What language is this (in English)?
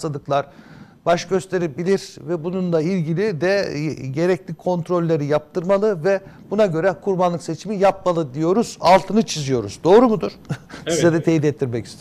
Turkish